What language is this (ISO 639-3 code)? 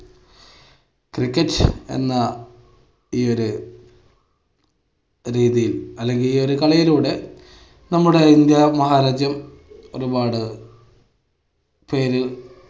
mal